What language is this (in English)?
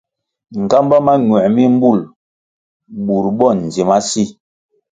Kwasio